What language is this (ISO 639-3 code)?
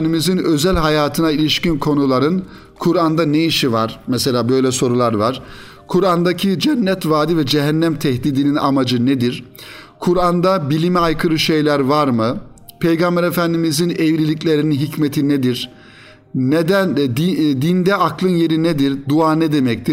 tur